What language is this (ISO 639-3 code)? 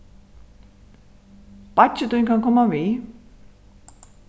fao